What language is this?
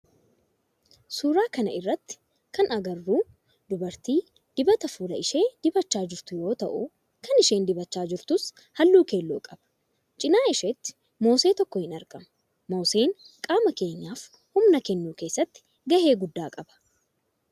Oromo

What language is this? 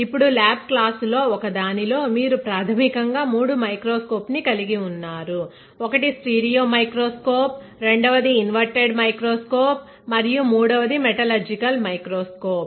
Telugu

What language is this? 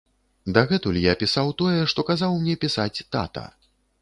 Belarusian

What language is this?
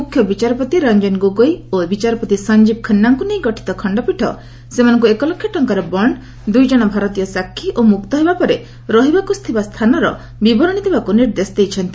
Odia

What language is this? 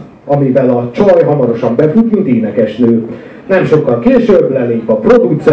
Hungarian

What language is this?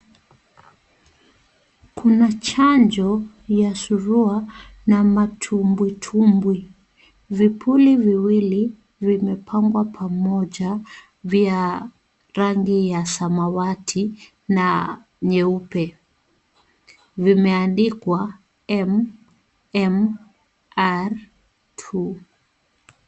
Swahili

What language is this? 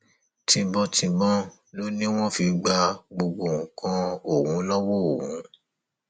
Yoruba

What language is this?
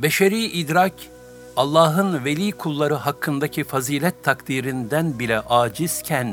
Turkish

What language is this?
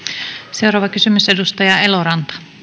Finnish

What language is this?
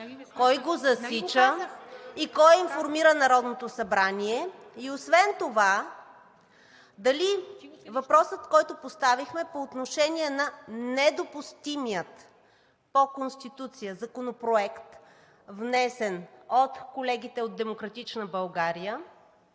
Bulgarian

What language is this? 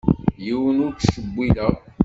Kabyle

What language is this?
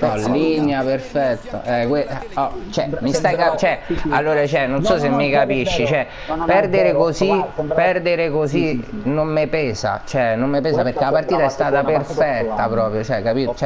Italian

